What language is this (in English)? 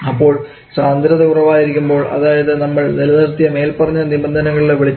Malayalam